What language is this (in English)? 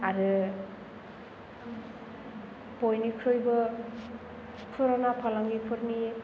Bodo